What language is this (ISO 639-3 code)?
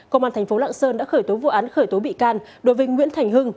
vie